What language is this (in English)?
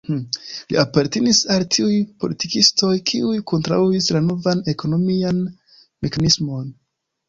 Esperanto